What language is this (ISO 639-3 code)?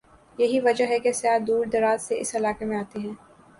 urd